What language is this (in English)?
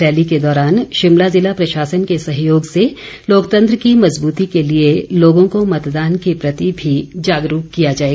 Hindi